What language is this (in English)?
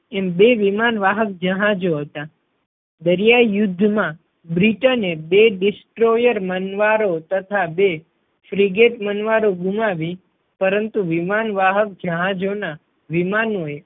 Gujarati